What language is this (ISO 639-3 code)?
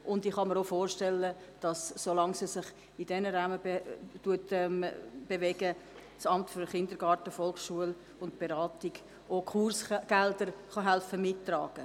gsw